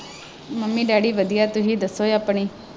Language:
Punjabi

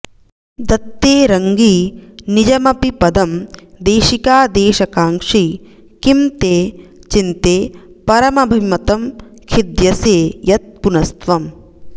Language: Sanskrit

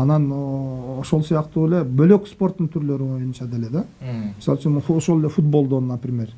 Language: Turkish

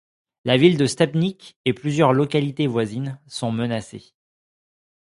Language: French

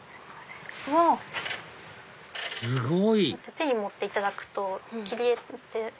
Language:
Japanese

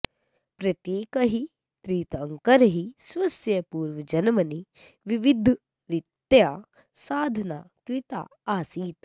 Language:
Sanskrit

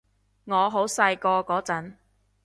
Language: Cantonese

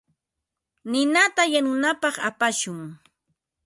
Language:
Ambo-Pasco Quechua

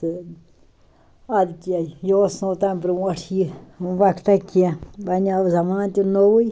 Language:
Kashmiri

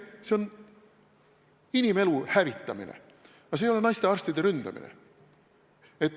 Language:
Estonian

